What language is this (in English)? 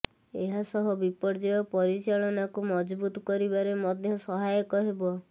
Odia